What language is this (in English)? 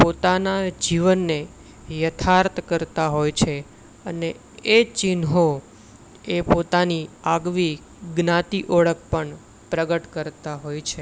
Gujarati